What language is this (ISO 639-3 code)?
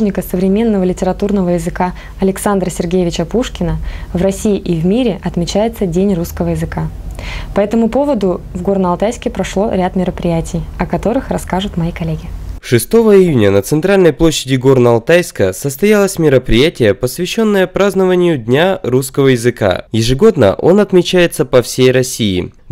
rus